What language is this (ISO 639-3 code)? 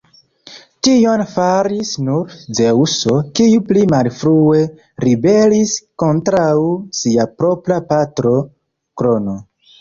epo